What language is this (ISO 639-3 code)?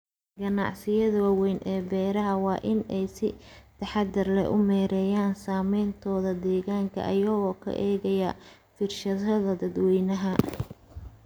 som